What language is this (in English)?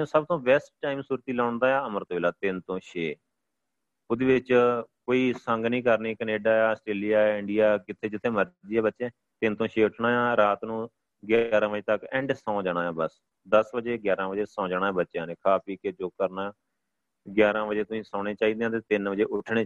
Punjabi